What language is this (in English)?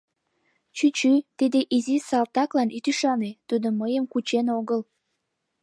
Mari